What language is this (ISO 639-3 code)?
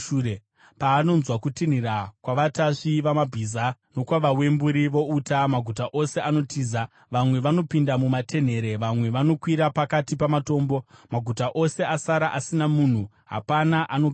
sna